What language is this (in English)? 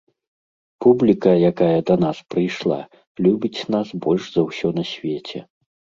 Belarusian